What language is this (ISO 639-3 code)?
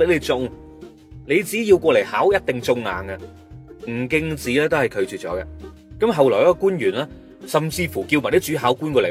zho